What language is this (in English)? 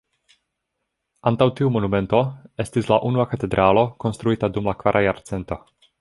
Esperanto